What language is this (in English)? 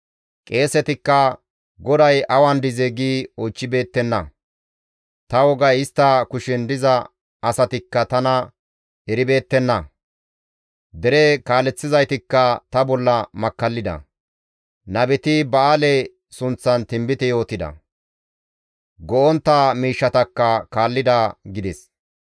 Gamo